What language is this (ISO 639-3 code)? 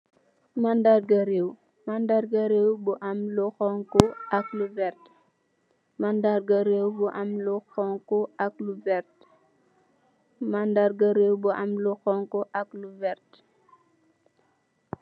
wol